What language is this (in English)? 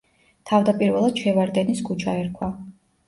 Georgian